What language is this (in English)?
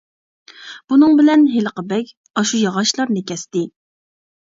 Uyghur